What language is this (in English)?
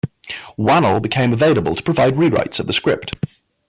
English